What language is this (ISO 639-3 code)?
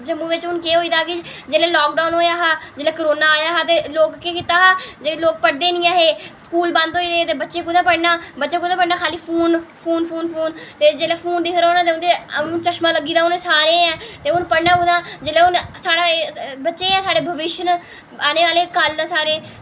doi